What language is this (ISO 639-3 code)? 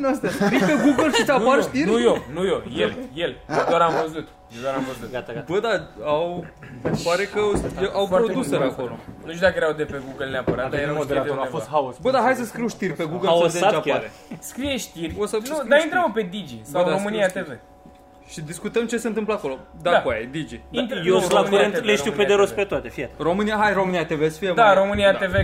ron